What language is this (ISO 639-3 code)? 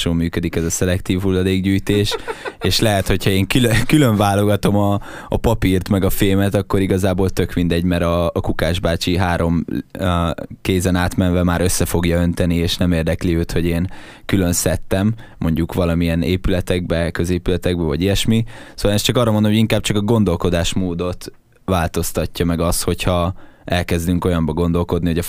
hun